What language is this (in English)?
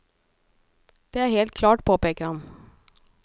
Norwegian